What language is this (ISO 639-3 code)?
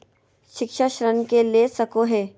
mag